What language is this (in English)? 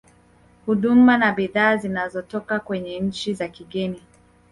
Swahili